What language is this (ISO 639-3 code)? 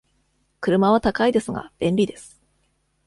jpn